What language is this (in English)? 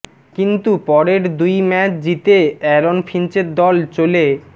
Bangla